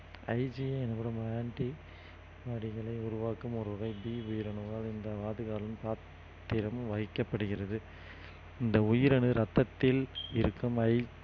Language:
Tamil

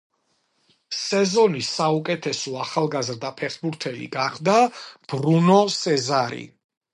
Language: Georgian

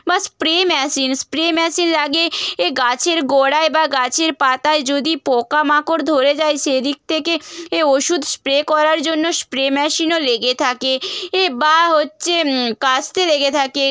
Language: Bangla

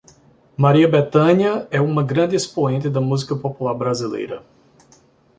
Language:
Portuguese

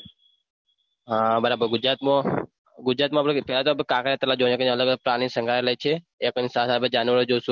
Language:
Gujarati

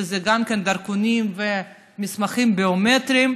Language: Hebrew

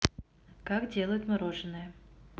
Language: Russian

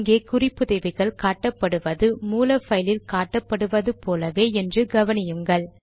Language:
Tamil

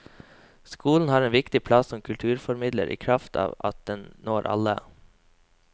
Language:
Norwegian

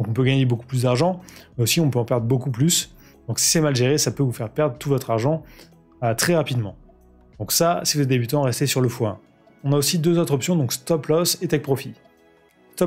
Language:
French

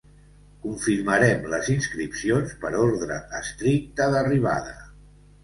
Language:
Catalan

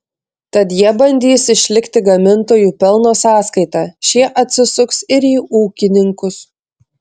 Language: Lithuanian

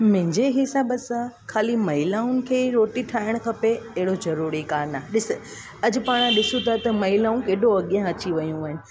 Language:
Sindhi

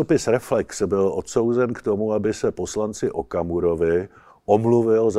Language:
Czech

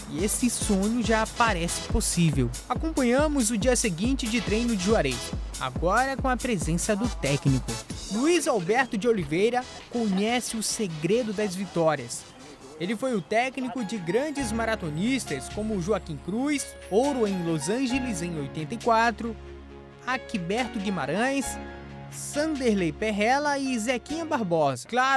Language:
Portuguese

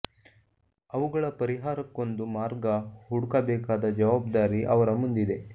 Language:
Kannada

